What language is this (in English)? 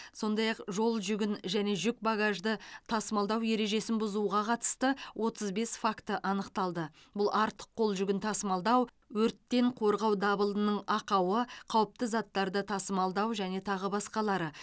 Kazakh